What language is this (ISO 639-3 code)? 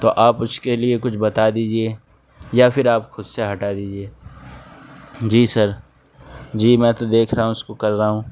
urd